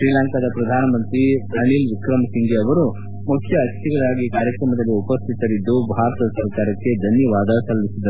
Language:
Kannada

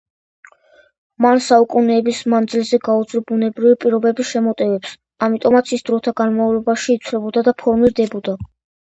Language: Georgian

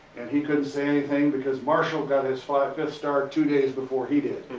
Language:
English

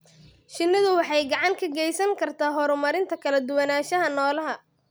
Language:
Somali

